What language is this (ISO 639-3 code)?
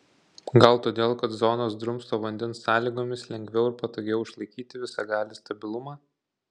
lit